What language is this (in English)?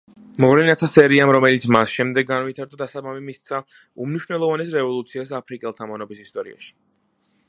Georgian